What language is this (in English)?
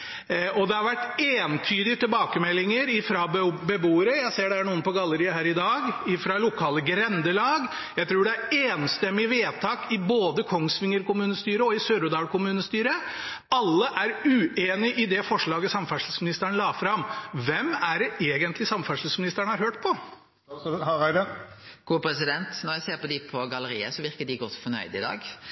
Norwegian